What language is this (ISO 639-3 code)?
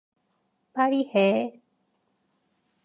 kor